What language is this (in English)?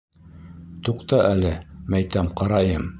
Bashkir